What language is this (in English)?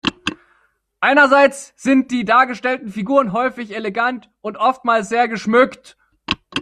German